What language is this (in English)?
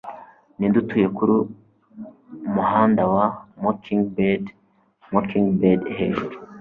Kinyarwanda